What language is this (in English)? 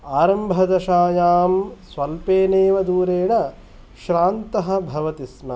Sanskrit